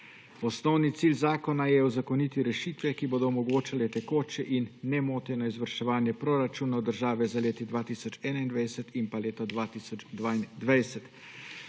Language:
Slovenian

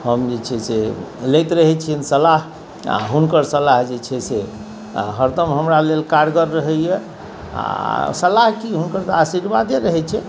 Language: Maithili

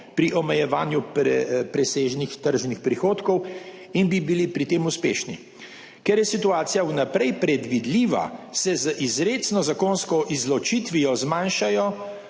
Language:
Slovenian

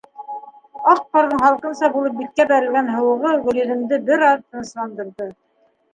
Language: Bashkir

